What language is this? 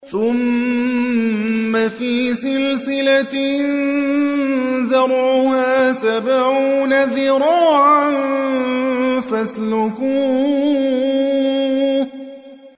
Arabic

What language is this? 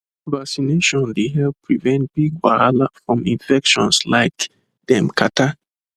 Nigerian Pidgin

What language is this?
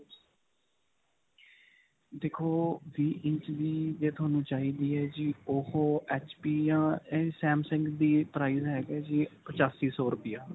Punjabi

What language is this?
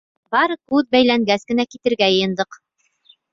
Bashkir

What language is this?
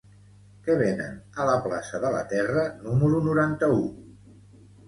Catalan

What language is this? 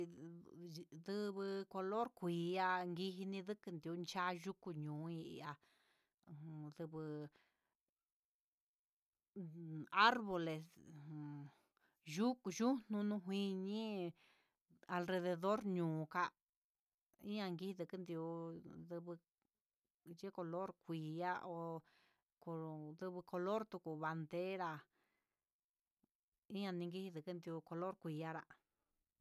Huitepec Mixtec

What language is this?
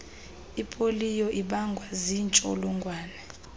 Xhosa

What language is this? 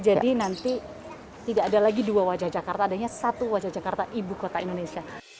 Indonesian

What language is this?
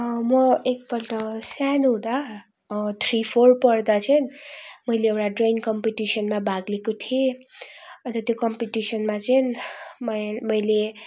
Nepali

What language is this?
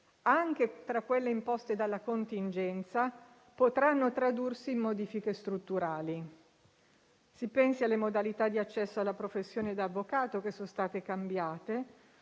Italian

